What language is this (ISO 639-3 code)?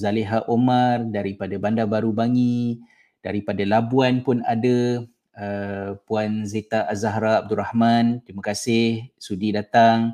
msa